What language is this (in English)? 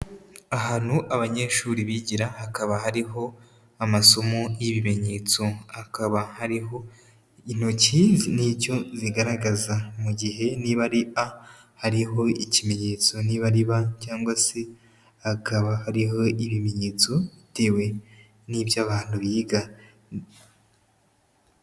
Kinyarwanda